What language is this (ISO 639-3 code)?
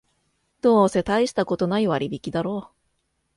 jpn